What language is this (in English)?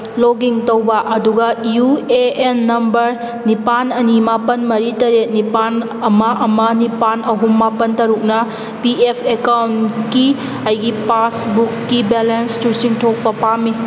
Manipuri